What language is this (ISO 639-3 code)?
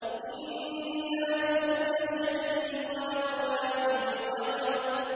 ara